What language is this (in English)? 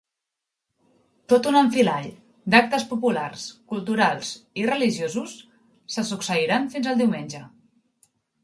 Catalan